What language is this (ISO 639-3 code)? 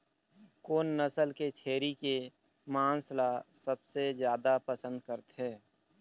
hne